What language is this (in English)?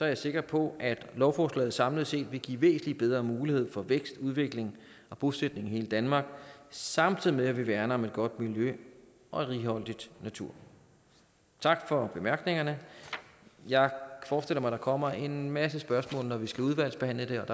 Danish